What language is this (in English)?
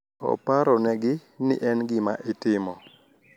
Luo (Kenya and Tanzania)